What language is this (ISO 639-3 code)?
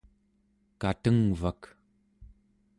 esu